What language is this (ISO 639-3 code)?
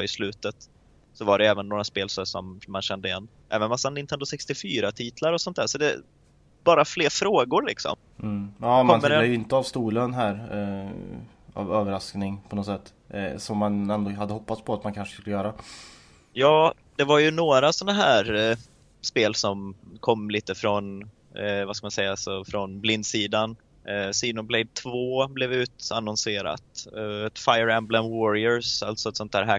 swe